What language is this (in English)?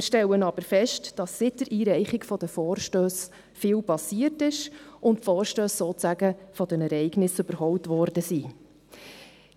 Swiss German